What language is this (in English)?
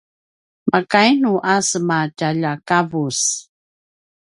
Paiwan